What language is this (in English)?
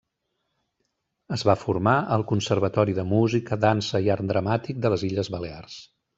Catalan